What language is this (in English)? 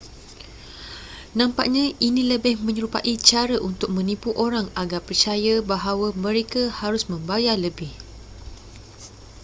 Malay